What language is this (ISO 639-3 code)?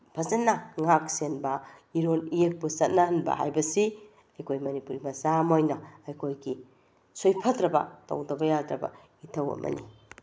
mni